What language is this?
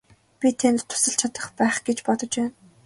Mongolian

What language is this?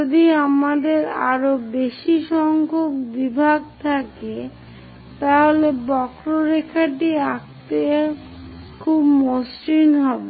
Bangla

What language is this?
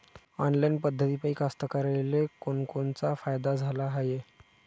Marathi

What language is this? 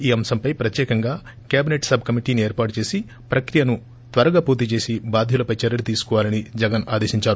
Telugu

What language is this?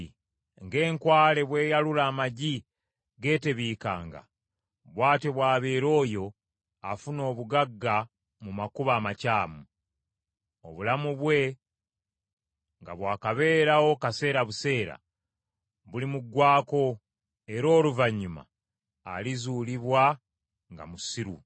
Ganda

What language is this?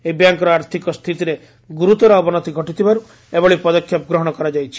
Odia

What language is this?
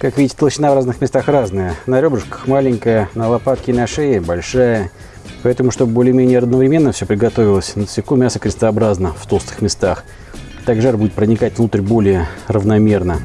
Russian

